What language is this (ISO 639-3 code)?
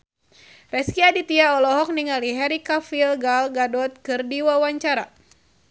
sun